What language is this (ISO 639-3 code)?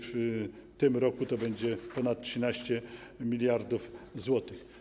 pol